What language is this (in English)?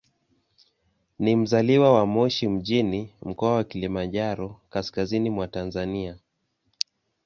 Swahili